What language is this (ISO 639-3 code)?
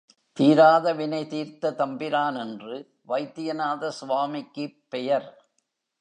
tam